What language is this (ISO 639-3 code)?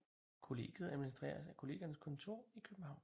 dan